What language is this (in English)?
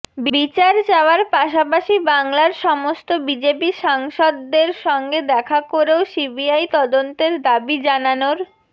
Bangla